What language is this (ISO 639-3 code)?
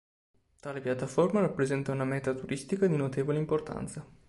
ita